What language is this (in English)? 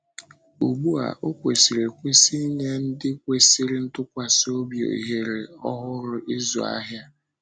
Igbo